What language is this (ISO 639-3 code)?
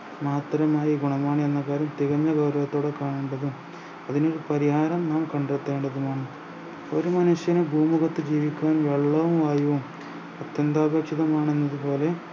mal